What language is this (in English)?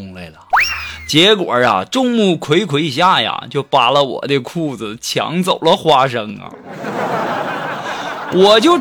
Chinese